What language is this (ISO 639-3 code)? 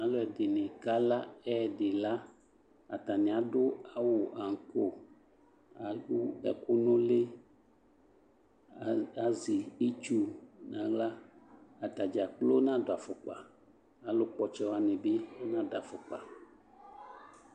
kpo